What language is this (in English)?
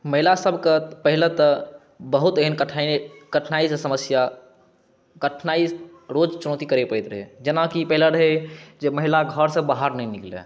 Maithili